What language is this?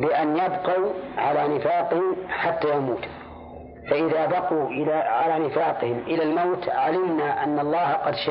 Arabic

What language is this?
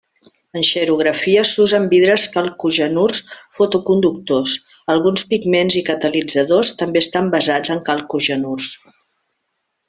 Catalan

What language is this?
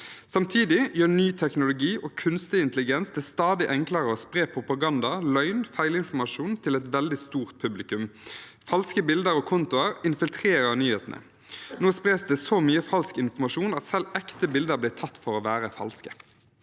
Norwegian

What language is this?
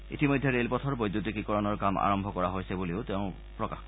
Assamese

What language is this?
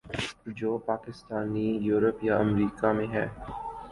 Urdu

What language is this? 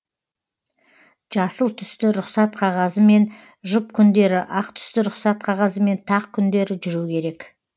Kazakh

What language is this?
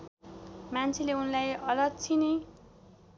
Nepali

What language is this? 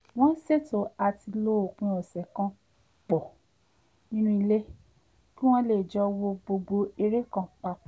Yoruba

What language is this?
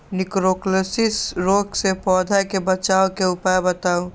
Magahi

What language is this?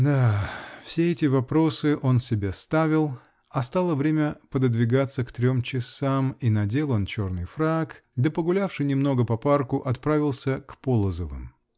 Russian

